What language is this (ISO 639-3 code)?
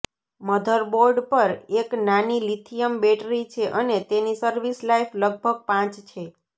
guj